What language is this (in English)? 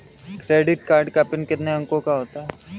Hindi